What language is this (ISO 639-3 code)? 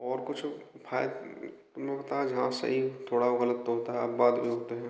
hin